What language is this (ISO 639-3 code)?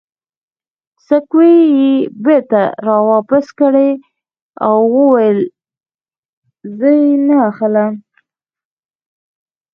pus